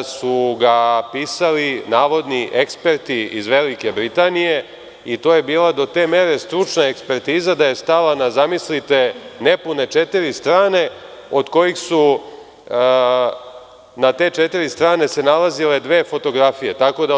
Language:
Serbian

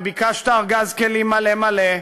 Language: Hebrew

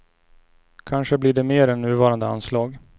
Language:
Swedish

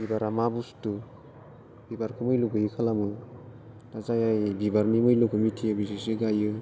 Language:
Bodo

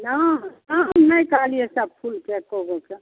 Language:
Maithili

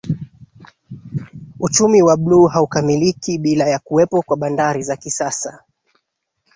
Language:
Swahili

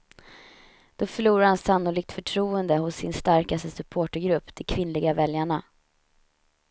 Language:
Swedish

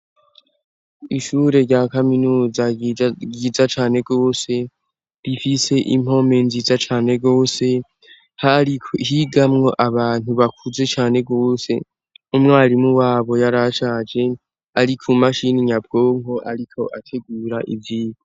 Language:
Rundi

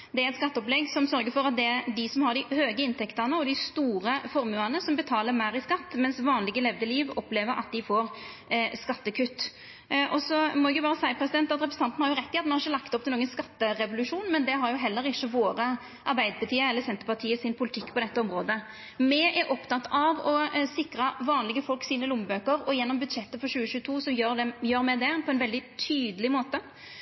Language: Norwegian Nynorsk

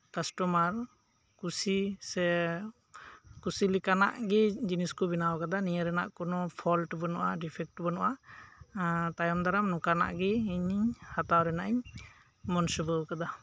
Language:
Santali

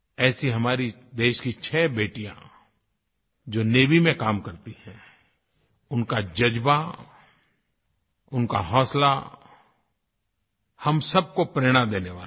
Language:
Hindi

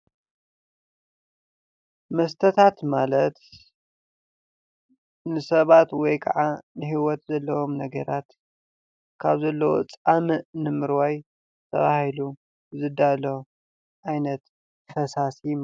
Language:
Tigrinya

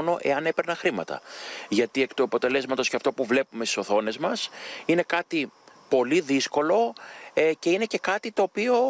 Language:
Greek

